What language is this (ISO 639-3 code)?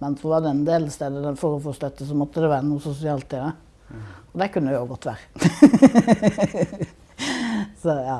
nor